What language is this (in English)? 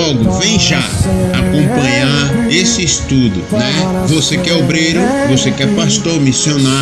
Portuguese